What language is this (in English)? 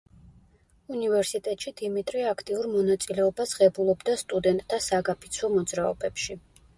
Georgian